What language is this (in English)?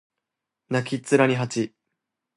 Japanese